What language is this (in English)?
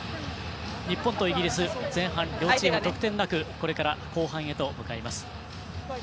Japanese